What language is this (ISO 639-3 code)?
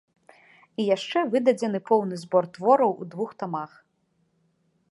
bel